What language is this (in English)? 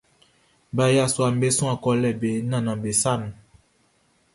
Baoulé